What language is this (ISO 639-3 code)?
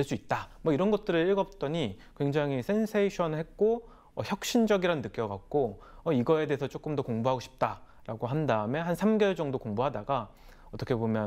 kor